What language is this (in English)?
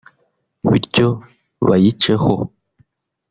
Kinyarwanda